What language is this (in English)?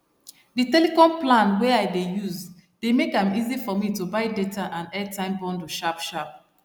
Nigerian Pidgin